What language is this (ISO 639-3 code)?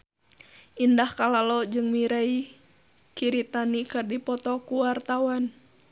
sun